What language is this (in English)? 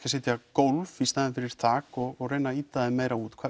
Icelandic